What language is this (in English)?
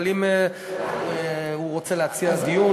Hebrew